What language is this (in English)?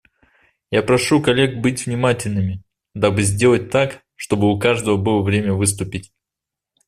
Russian